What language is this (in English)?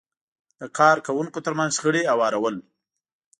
Pashto